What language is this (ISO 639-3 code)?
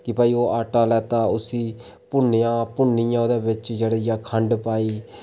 doi